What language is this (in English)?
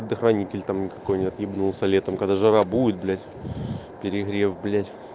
Russian